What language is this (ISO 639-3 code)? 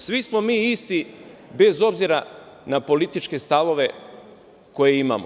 srp